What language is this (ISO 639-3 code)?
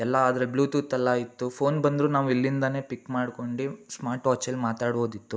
kan